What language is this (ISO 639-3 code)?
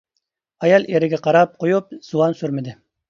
uig